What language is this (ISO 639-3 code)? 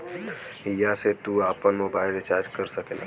bho